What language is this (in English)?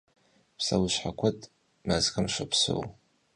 Kabardian